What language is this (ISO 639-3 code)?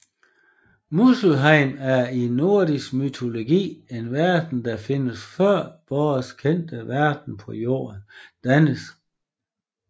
dan